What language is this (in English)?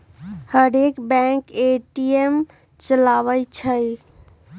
Magahi